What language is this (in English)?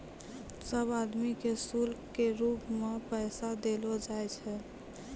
Maithili